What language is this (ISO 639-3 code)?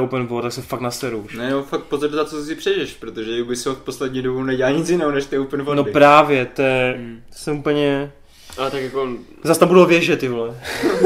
ces